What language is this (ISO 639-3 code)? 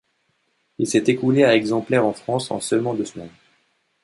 fra